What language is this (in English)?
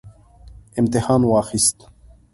Pashto